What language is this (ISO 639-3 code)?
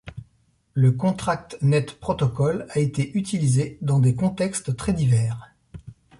fra